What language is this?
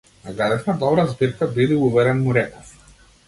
Macedonian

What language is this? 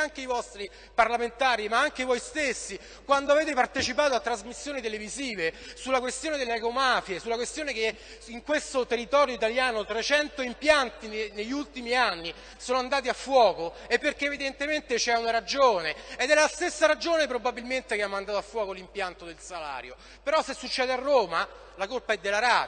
Italian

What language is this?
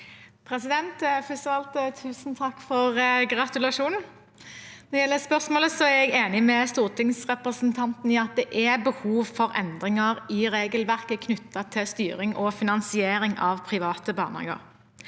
Norwegian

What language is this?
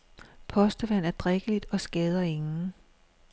Danish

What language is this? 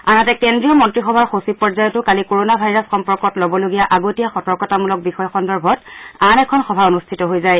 Assamese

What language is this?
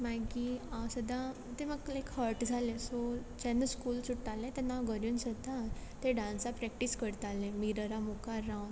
Konkani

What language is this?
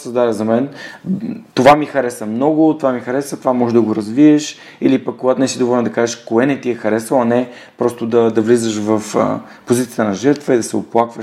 Bulgarian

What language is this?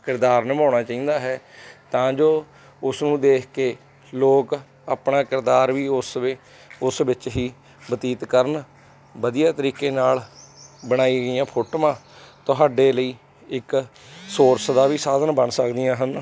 Punjabi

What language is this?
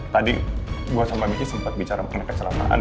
Indonesian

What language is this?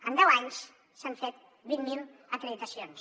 Catalan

